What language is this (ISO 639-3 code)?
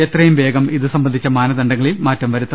mal